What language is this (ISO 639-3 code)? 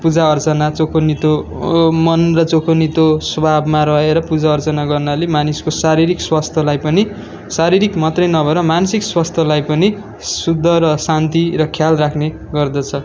nep